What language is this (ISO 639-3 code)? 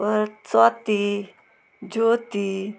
kok